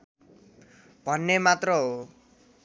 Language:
Nepali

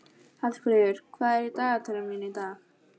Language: Icelandic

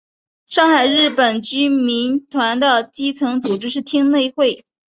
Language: Chinese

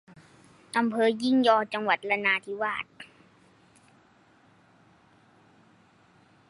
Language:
Thai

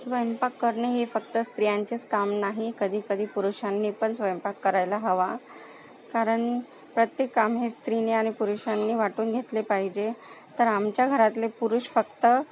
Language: Marathi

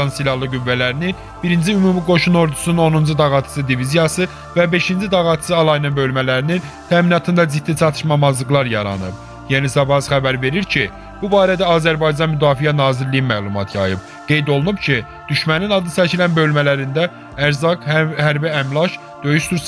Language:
Turkish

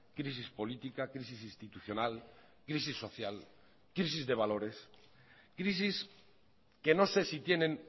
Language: Spanish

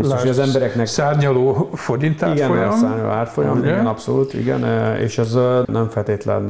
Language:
Hungarian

